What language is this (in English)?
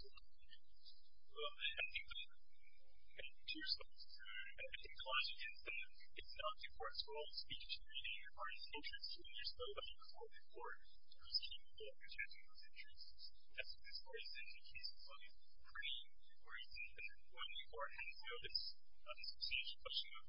English